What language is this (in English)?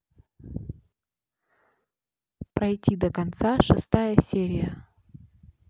Russian